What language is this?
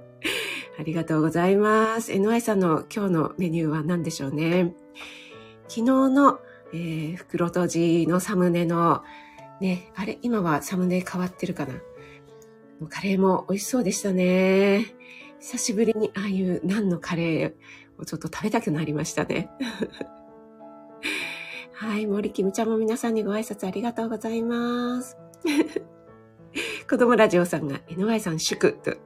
Japanese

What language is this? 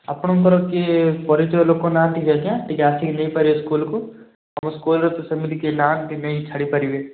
Odia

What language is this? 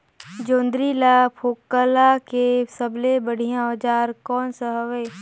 Chhattisgarhi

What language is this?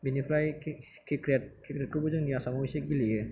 Bodo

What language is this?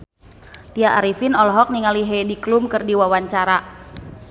Sundanese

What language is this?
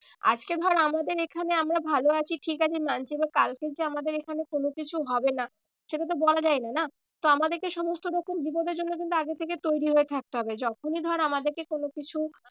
Bangla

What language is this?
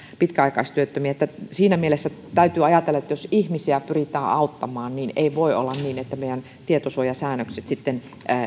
Finnish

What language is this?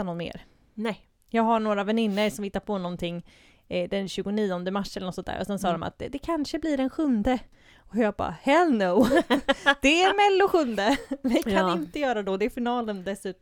Swedish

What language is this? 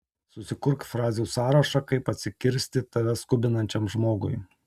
Lithuanian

